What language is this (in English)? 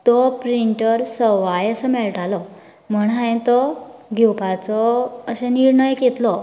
Konkani